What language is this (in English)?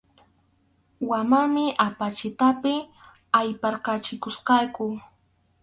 Arequipa-La Unión Quechua